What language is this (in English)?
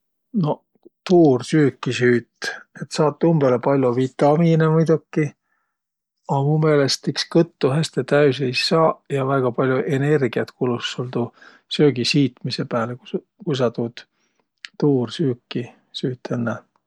Võro